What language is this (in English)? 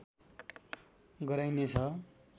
Nepali